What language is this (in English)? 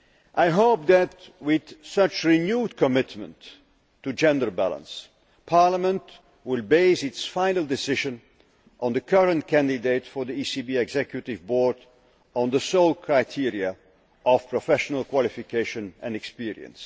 English